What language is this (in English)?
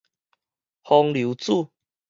Min Nan Chinese